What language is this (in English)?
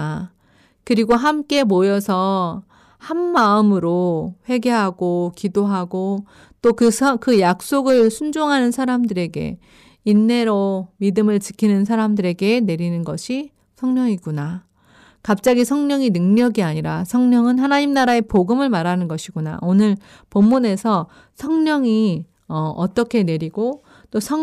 Korean